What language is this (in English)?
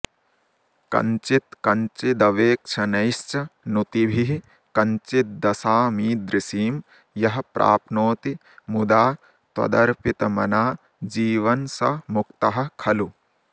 Sanskrit